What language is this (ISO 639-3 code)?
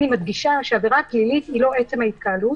heb